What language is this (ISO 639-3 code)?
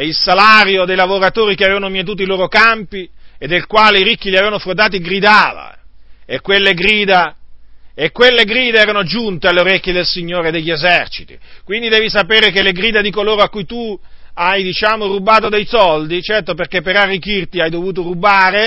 ita